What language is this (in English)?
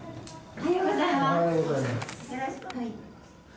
Japanese